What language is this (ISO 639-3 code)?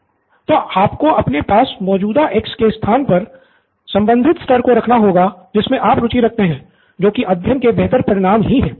hin